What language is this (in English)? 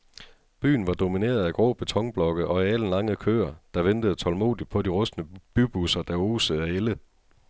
Danish